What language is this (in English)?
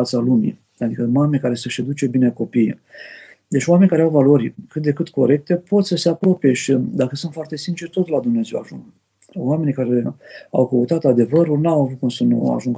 Romanian